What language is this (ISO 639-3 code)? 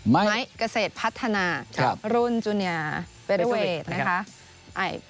tha